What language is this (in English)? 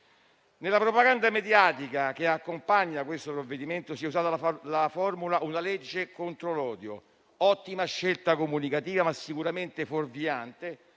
Italian